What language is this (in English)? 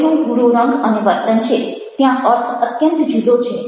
Gujarati